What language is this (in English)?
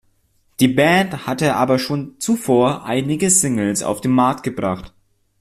German